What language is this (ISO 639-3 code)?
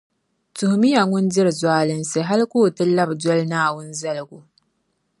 dag